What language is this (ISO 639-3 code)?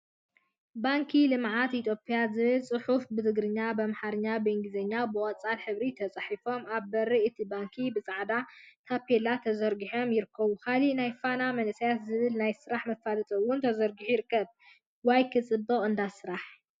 tir